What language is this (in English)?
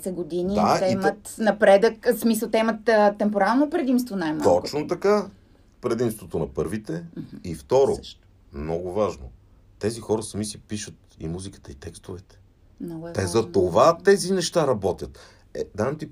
Bulgarian